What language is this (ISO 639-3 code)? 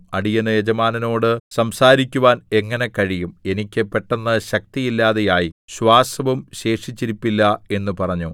mal